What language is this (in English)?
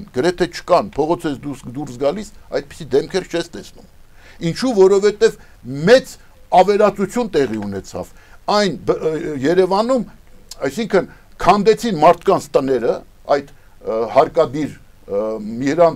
Romanian